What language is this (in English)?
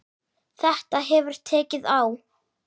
Icelandic